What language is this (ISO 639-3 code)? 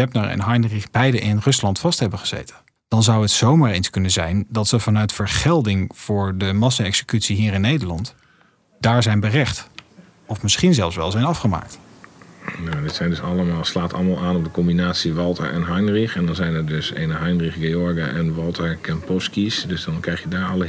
nld